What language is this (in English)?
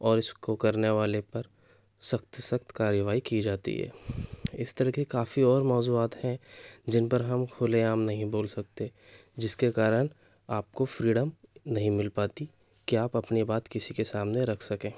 Urdu